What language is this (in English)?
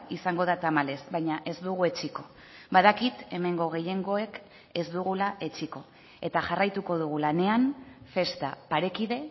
Basque